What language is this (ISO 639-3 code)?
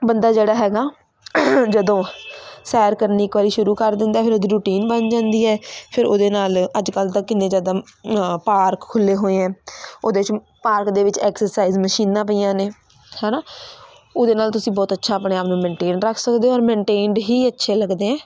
pan